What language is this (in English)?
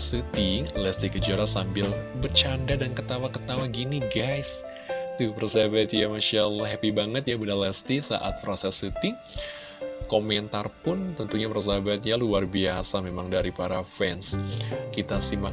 Indonesian